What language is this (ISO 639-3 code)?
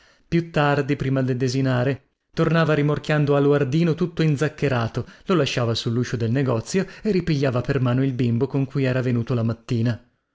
ita